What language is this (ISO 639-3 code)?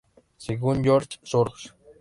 spa